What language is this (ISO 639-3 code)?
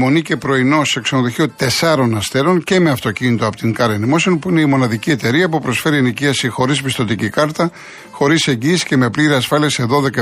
ell